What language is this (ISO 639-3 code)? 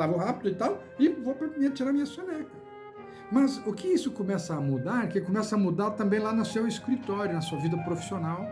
por